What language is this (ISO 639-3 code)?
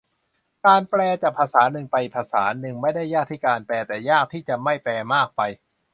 tha